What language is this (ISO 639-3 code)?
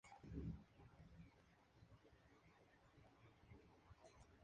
spa